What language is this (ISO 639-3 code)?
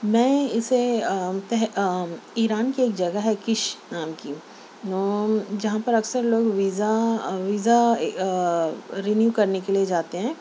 urd